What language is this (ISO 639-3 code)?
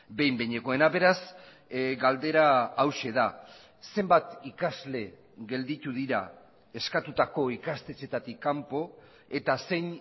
eus